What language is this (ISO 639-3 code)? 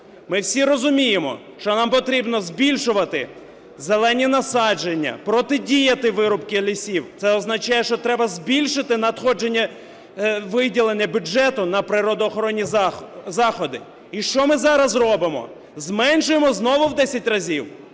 ukr